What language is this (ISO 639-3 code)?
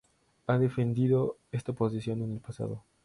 spa